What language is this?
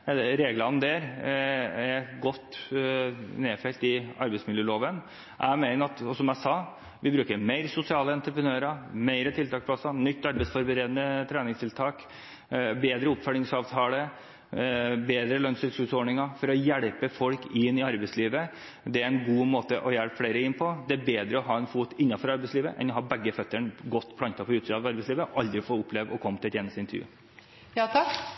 Norwegian Bokmål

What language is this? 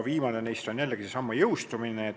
Estonian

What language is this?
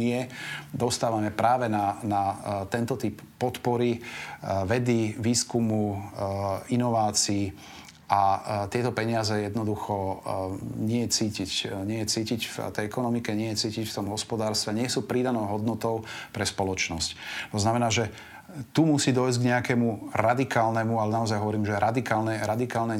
Slovak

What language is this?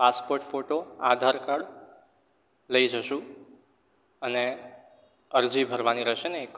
Gujarati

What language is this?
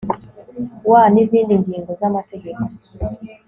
Kinyarwanda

